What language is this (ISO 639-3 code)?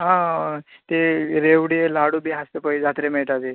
kok